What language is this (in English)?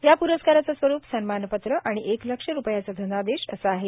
Marathi